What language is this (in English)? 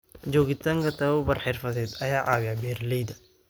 Somali